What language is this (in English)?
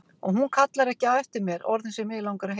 Icelandic